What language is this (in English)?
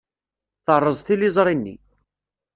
Kabyle